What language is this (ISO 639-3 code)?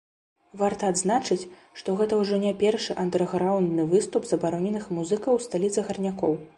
bel